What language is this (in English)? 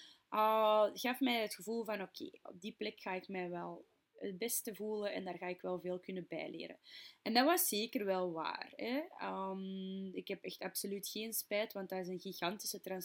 Dutch